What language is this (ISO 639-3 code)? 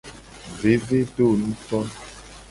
gej